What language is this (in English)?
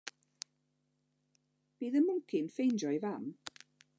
Welsh